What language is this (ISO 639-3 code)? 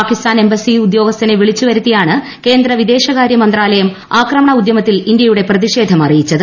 mal